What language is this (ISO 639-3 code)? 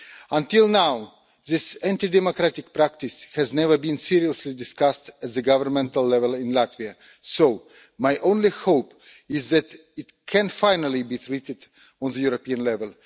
eng